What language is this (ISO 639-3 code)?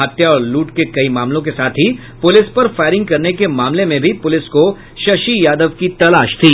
hin